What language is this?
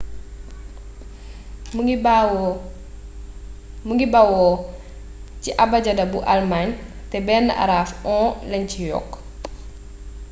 Wolof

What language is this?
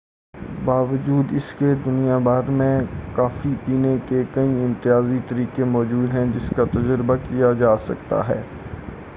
Urdu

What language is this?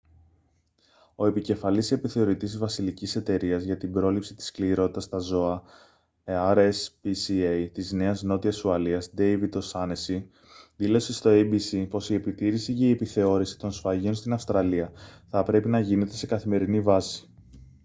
Greek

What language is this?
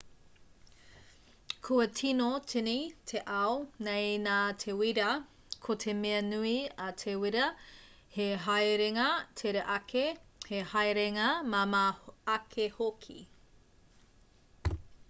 Māori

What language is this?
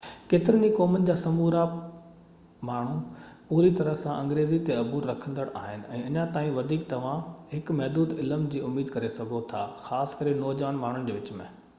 Sindhi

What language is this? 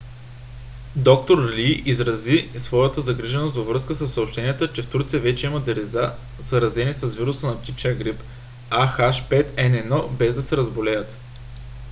Bulgarian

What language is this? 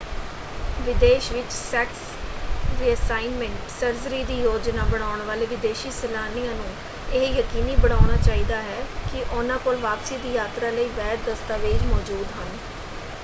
Punjabi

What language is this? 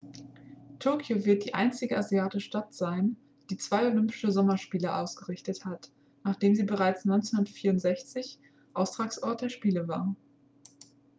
German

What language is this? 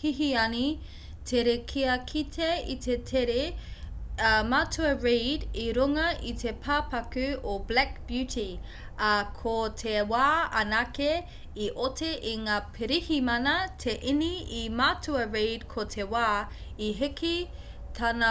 Māori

